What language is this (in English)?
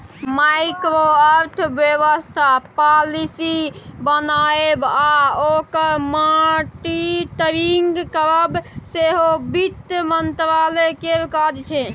Maithili